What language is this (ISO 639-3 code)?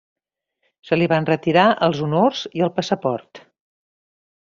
cat